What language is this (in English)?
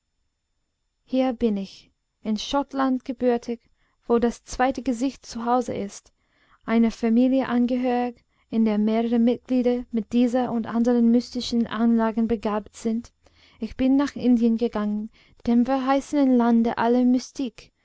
German